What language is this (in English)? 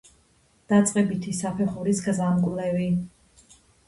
Georgian